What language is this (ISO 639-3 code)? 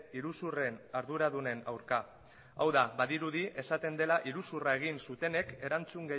eus